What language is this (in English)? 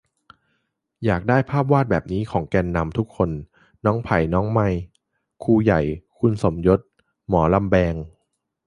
Thai